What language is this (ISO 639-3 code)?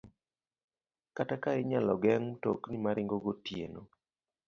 luo